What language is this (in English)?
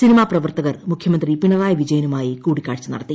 Malayalam